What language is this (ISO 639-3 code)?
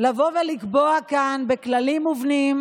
heb